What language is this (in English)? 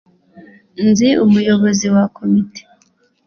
Kinyarwanda